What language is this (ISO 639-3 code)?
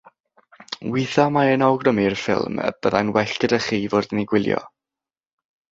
cym